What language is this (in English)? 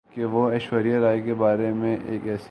Urdu